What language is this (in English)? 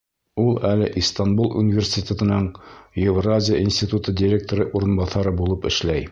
Bashkir